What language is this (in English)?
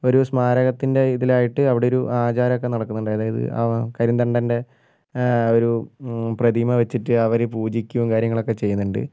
Malayalam